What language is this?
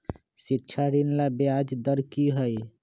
Magahi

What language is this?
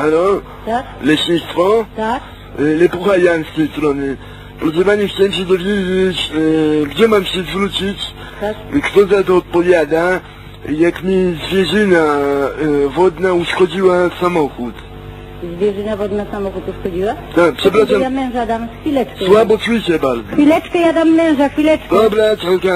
Polish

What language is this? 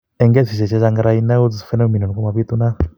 Kalenjin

